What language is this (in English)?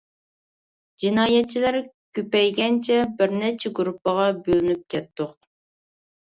Uyghur